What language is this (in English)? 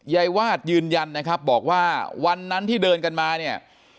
Thai